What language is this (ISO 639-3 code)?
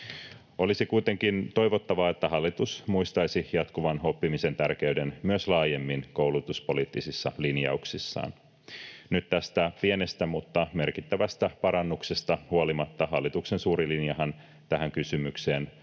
fin